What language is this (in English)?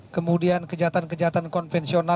Indonesian